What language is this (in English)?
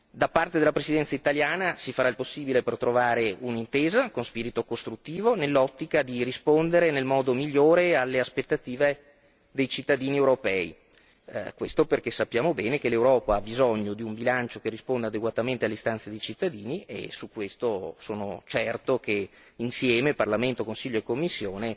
Italian